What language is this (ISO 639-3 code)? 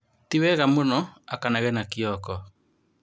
kik